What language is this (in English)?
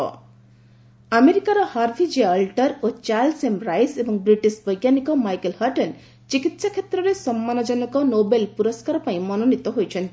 Odia